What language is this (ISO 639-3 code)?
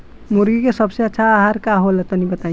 bho